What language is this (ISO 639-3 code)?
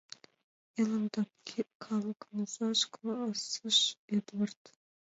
chm